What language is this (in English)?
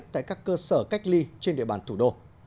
Vietnamese